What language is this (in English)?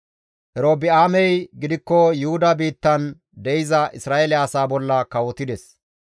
Gamo